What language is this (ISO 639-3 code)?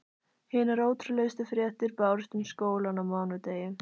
isl